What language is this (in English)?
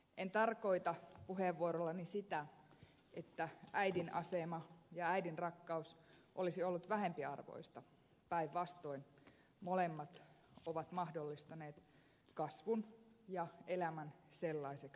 Finnish